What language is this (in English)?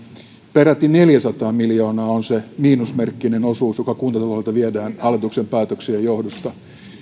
Finnish